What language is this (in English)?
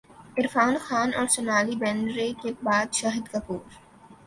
Urdu